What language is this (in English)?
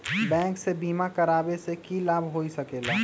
Magahi